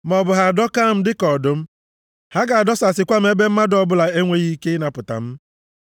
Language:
Igbo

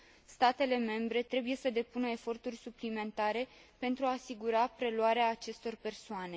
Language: Romanian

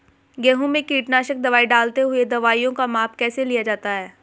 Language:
Hindi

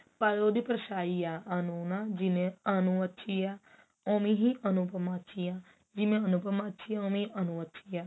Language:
Punjabi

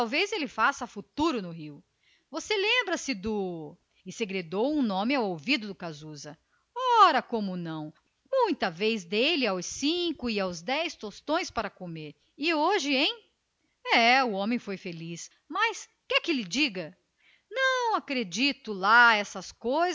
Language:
Portuguese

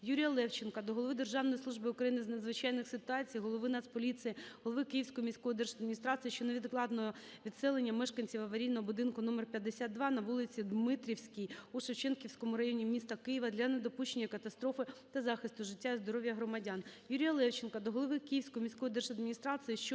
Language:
Ukrainian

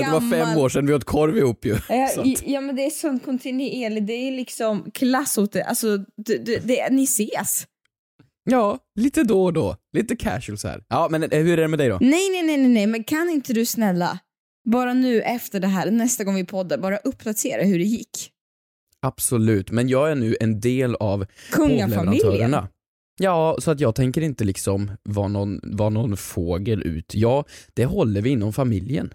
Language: Swedish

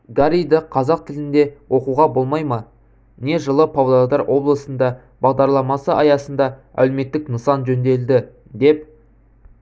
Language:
Kazakh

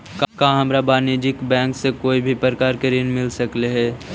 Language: Magahi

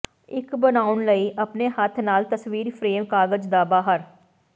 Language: Punjabi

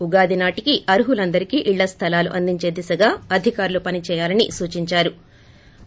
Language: Telugu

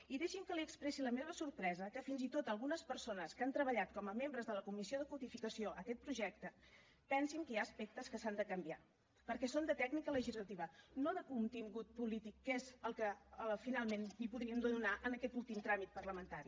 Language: Catalan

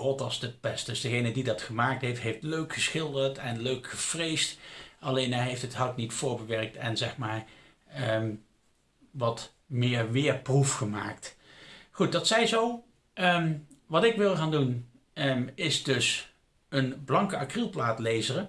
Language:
Dutch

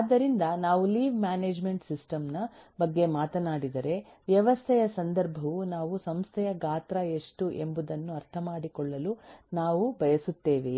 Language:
Kannada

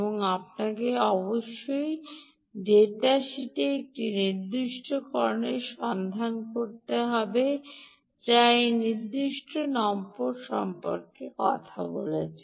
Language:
Bangla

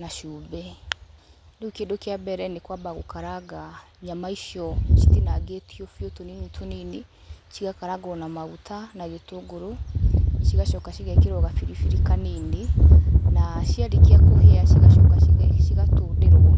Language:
Kikuyu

